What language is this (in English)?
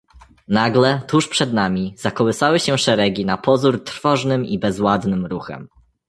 Polish